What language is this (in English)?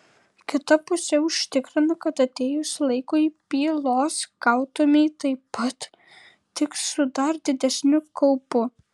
Lithuanian